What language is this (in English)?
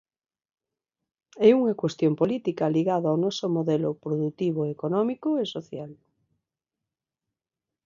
Galician